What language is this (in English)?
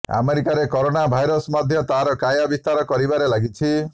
Odia